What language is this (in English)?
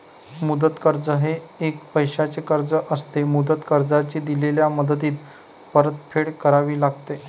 Marathi